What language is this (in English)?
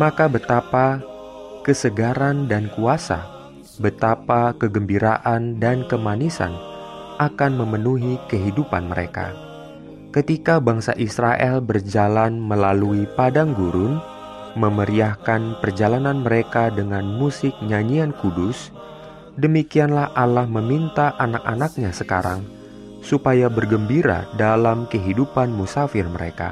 Indonesian